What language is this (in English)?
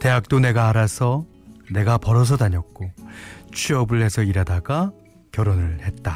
Korean